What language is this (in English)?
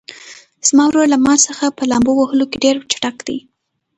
Pashto